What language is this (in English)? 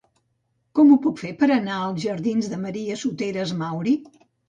Catalan